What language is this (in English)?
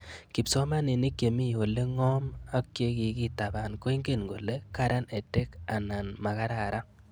Kalenjin